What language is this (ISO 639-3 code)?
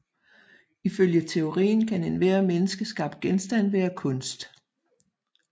dan